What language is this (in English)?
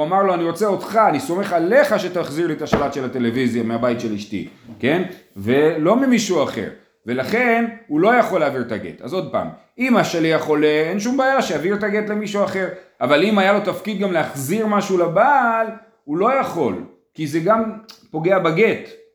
Hebrew